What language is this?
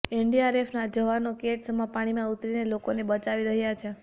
Gujarati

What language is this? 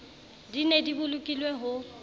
Southern Sotho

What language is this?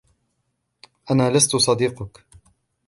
Arabic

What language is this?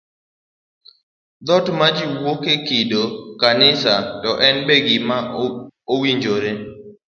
Luo (Kenya and Tanzania)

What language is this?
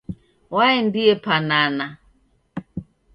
Taita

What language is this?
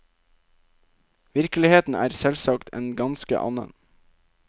Norwegian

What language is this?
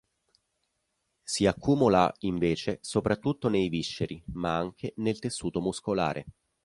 Italian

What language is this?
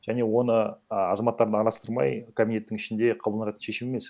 Kazakh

